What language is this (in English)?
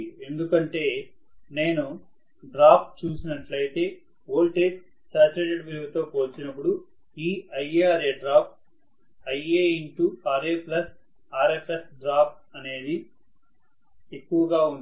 Telugu